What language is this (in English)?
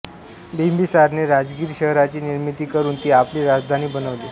Marathi